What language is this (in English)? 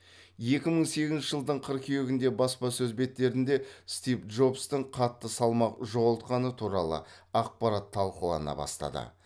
Kazakh